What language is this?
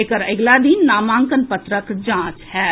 Maithili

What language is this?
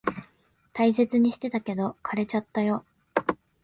Japanese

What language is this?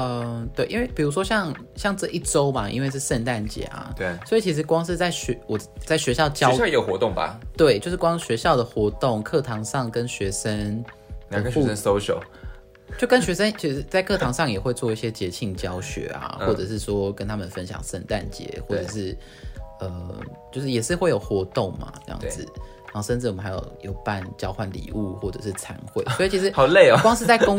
Chinese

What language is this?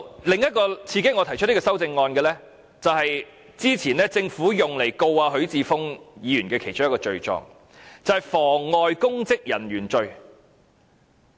Cantonese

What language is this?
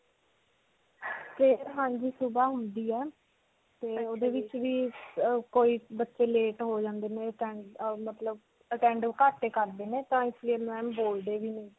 Punjabi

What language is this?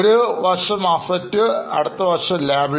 Malayalam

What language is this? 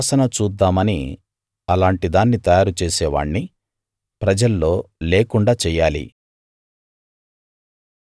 Telugu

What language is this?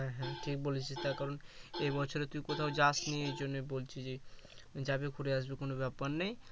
Bangla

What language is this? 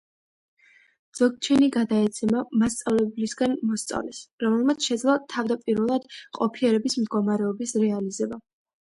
Georgian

